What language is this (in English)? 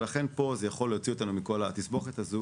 Hebrew